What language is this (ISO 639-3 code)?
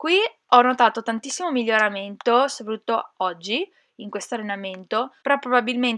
ita